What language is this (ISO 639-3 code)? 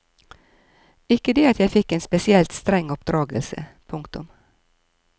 nor